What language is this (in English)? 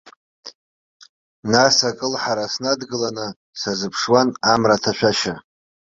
Abkhazian